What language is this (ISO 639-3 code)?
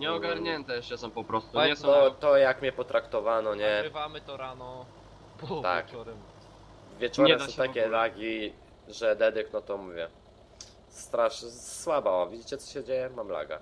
pol